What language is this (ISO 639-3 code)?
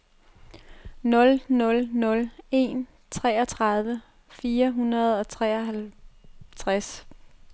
dan